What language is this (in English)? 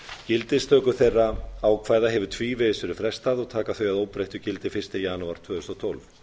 Icelandic